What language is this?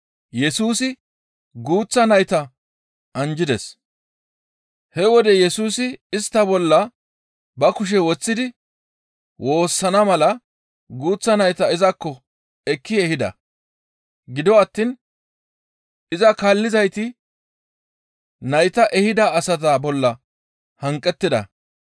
Gamo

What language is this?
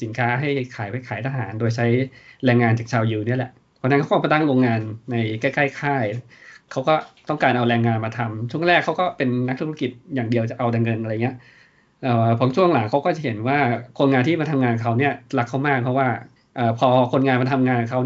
Thai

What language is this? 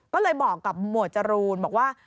Thai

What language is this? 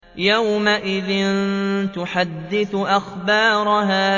Arabic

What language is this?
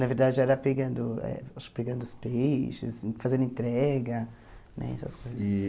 Portuguese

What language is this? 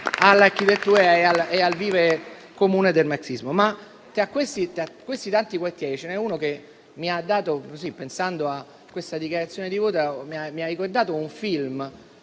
Italian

